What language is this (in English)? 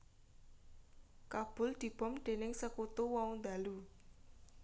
Javanese